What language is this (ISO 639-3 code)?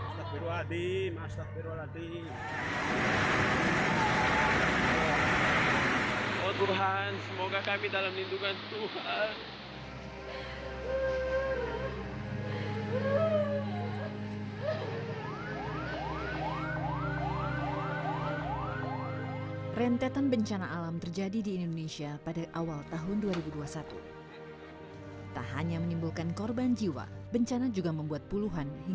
ind